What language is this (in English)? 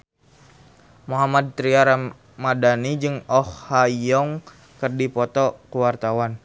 Sundanese